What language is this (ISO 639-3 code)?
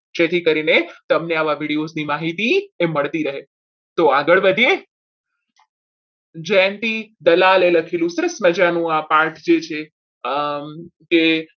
guj